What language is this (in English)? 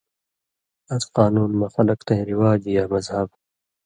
Indus Kohistani